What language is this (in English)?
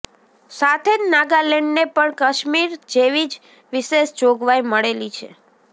Gujarati